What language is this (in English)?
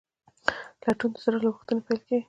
Pashto